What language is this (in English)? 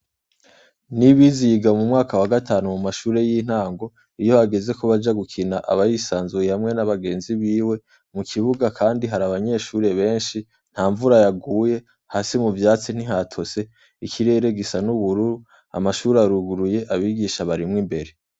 Rundi